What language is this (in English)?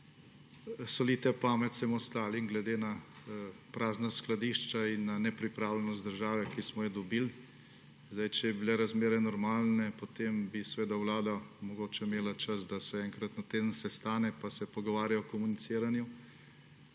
Slovenian